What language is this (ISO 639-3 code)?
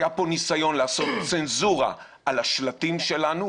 heb